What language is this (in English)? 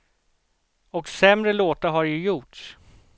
Swedish